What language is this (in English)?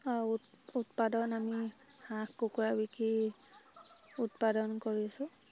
Assamese